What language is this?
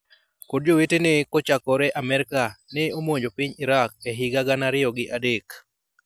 Luo (Kenya and Tanzania)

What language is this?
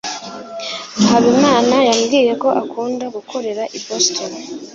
Kinyarwanda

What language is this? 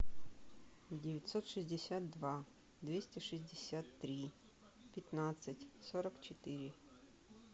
Russian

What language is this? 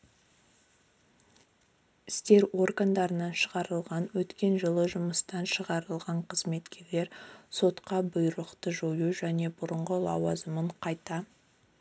Kazakh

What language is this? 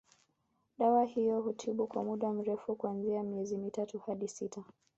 Swahili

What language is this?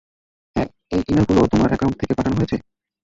Bangla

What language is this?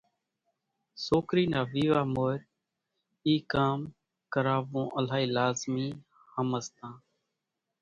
Kachi Koli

